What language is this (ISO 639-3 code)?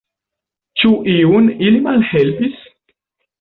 epo